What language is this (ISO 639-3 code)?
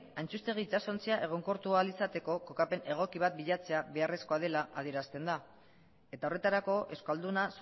eus